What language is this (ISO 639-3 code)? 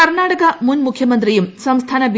mal